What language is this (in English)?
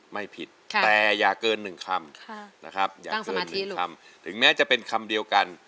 Thai